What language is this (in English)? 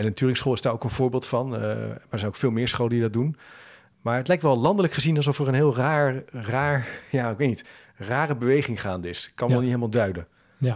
Dutch